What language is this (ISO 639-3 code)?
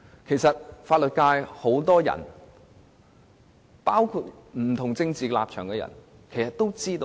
yue